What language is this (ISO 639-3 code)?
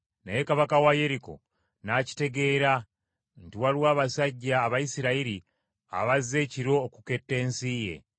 lug